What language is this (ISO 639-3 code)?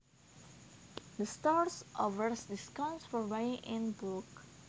jav